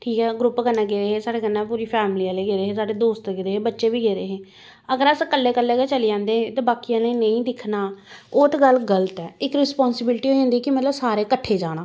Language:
Dogri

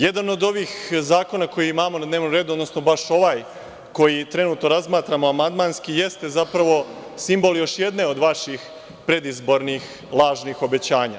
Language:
Serbian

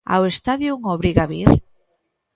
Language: Galician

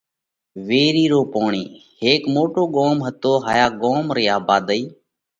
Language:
Parkari Koli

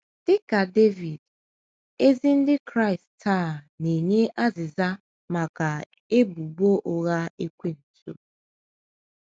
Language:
Igbo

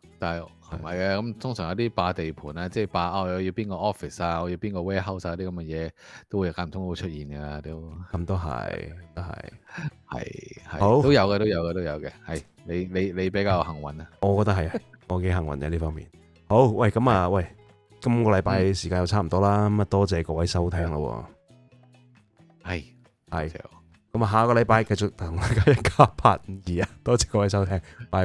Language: Chinese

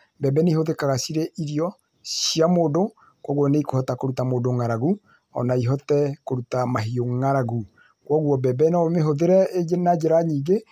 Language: Kikuyu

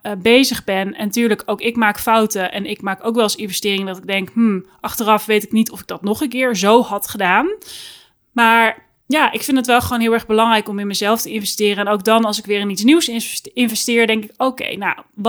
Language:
Dutch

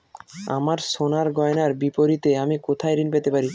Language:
Bangla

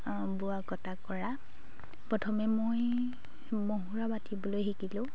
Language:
Assamese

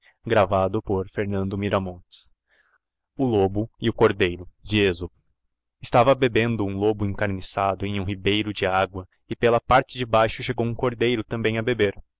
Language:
Portuguese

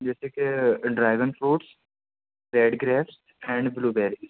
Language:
Urdu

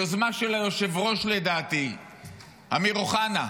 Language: Hebrew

